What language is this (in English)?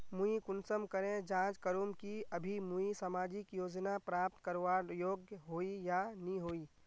Magahi